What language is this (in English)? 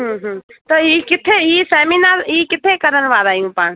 Sindhi